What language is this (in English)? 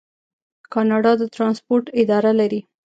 Pashto